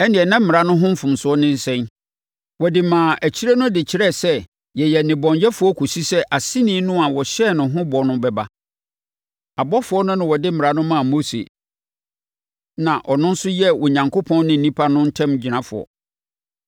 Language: Akan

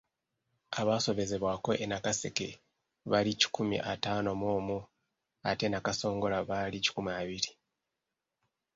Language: Ganda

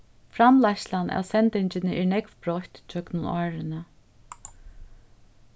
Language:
Faroese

